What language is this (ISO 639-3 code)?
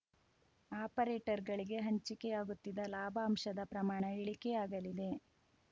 kan